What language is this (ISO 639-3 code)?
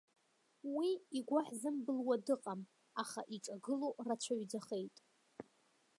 abk